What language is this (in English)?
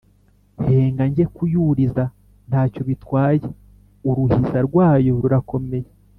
Kinyarwanda